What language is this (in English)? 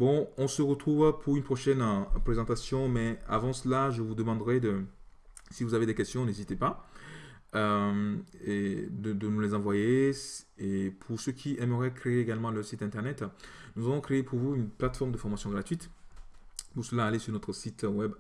French